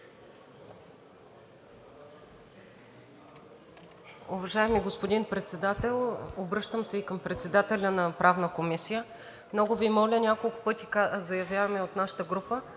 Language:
Bulgarian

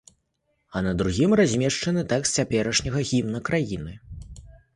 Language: Belarusian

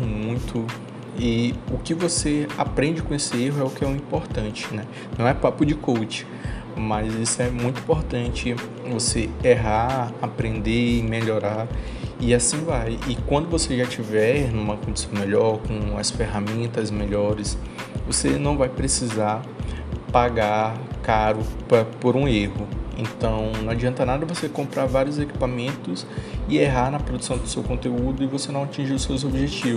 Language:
Portuguese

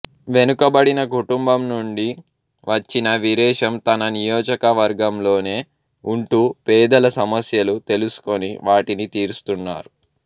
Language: Telugu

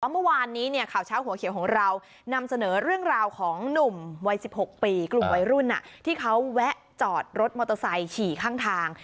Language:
Thai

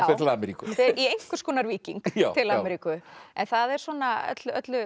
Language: Icelandic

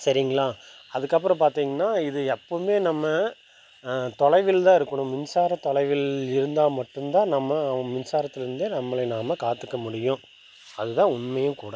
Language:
Tamil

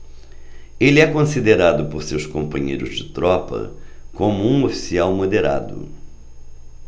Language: Portuguese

